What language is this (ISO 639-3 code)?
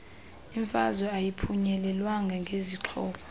xho